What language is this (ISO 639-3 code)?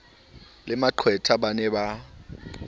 sot